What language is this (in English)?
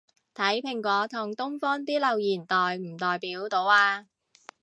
Cantonese